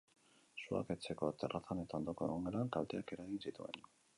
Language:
Basque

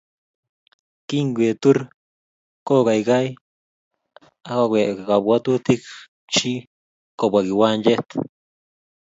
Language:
Kalenjin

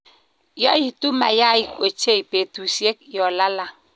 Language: Kalenjin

